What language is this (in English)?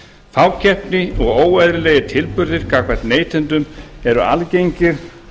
Icelandic